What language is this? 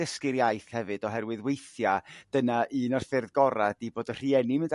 Welsh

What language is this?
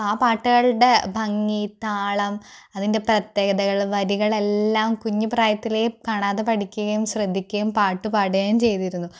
Malayalam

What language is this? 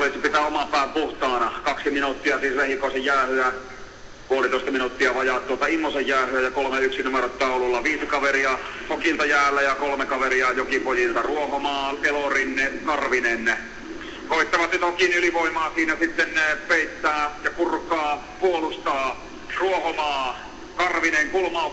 Finnish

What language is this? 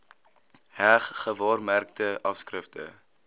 Afrikaans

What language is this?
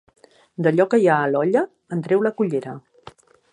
Catalan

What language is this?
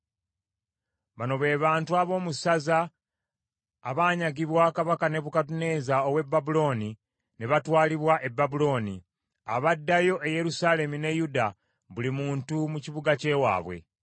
Ganda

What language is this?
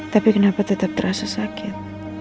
Indonesian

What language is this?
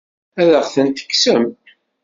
Kabyle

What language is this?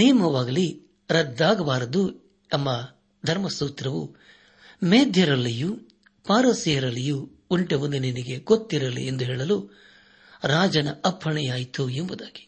Kannada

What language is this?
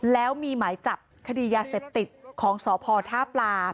Thai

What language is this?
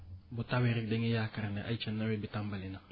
Wolof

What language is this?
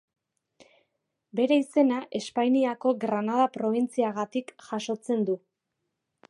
Basque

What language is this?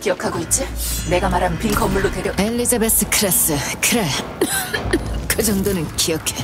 Korean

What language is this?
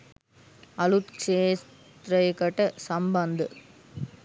Sinhala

